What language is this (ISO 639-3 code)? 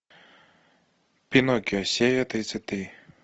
rus